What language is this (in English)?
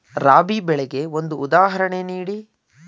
Kannada